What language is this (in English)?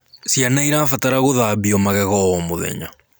Kikuyu